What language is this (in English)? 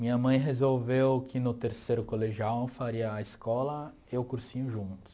Portuguese